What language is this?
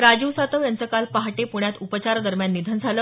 Marathi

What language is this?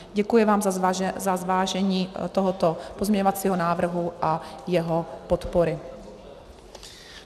Czech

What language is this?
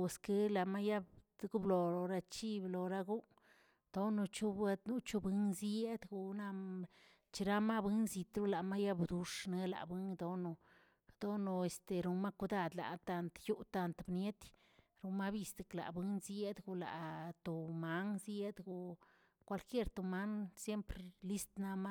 Tilquiapan Zapotec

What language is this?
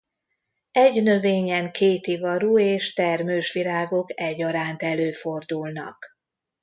Hungarian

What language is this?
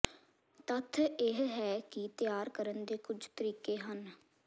Punjabi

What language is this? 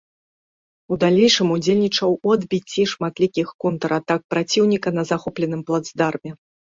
Belarusian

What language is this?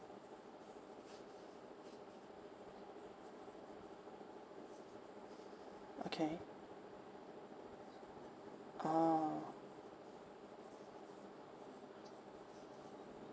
English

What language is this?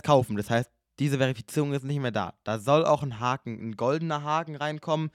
German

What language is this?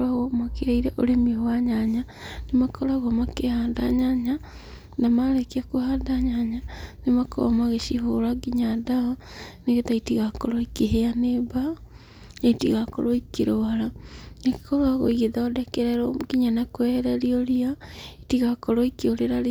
Kikuyu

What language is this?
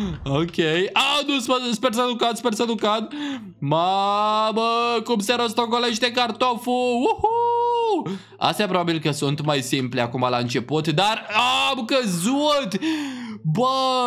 Romanian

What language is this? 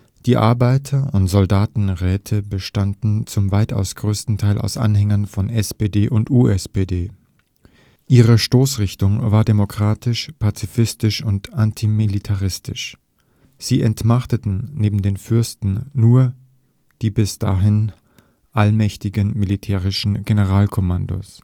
German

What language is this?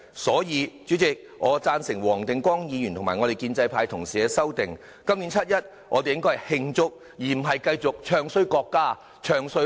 Cantonese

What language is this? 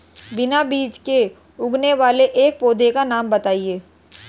Hindi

